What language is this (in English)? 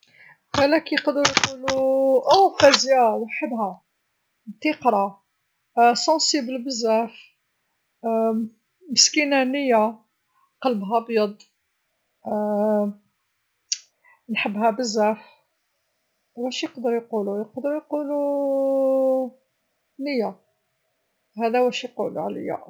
Algerian Arabic